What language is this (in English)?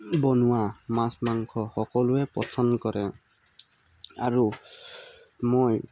Assamese